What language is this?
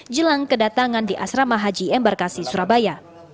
Indonesian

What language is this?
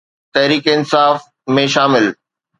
Sindhi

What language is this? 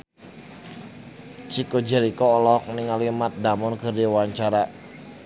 Sundanese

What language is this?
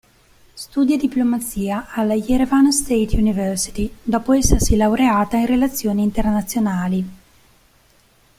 Italian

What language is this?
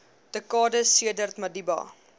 Afrikaans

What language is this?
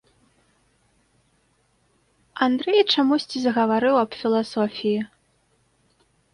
Belarusian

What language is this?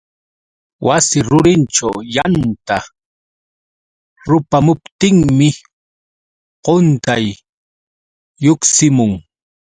Yauyos Quechua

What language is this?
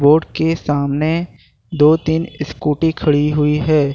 Hindi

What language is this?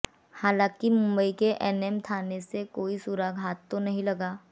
Hindi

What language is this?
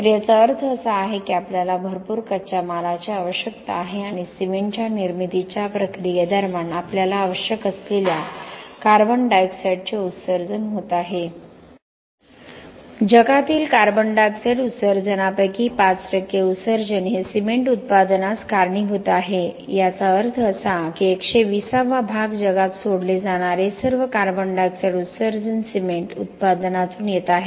Marathi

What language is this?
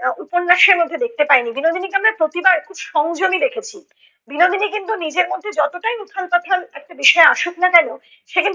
Bangla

